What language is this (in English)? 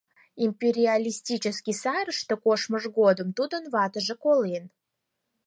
Mari